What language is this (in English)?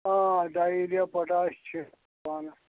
Kashmiri